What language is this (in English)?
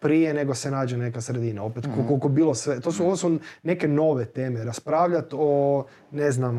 Croatian